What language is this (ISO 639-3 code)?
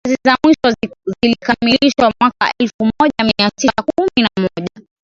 swa